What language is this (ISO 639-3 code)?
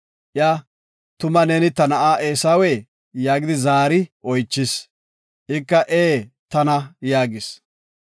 gof